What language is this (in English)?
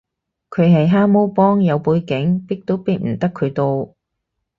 Cantonese